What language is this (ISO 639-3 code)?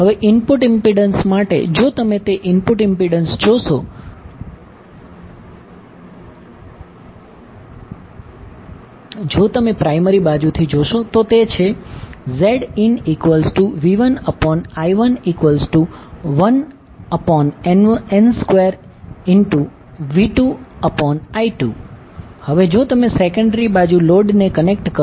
guj